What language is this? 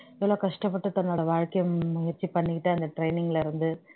Tamil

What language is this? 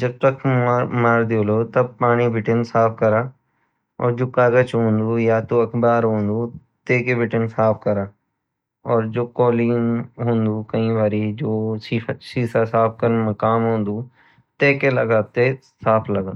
Garhwali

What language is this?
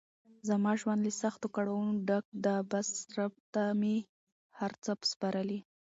Pashto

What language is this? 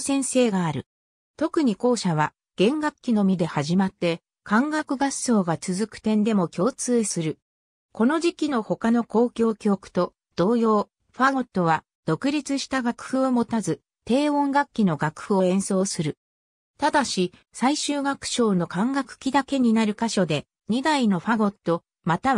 Japanese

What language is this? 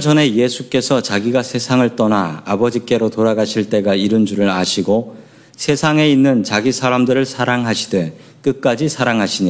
Korean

